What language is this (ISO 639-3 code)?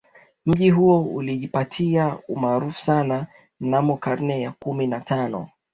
swa